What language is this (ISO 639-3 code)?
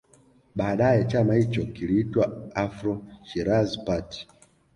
swa